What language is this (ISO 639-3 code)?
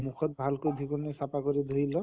asm